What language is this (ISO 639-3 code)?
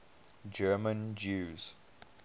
eng